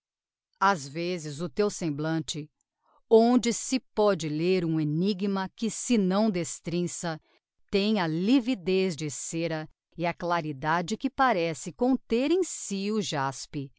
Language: Portuguese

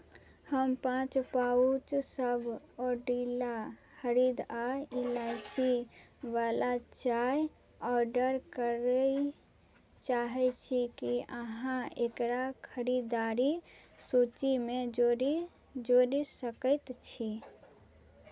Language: Maithili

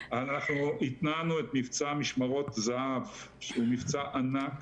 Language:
Hebrew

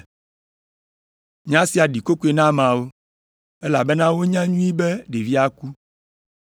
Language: Ewe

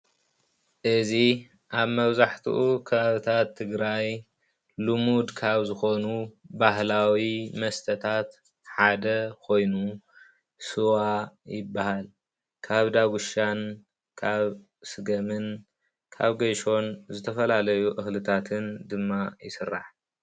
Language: Tigrinya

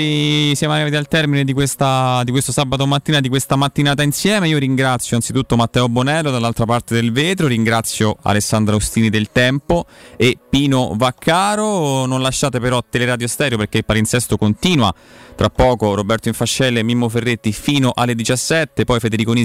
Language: Italian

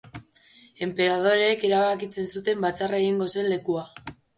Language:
Basque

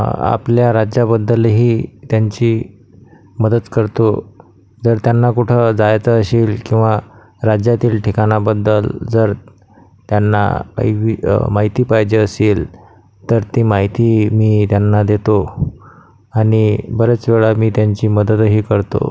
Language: Marathi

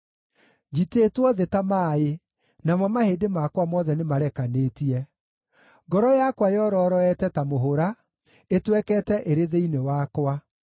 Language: Kikuyu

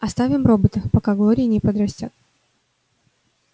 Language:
Russian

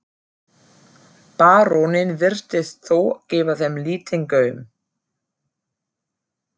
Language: Icelandic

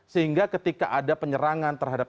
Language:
Indonesian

